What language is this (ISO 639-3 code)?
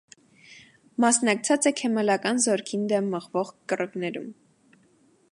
hye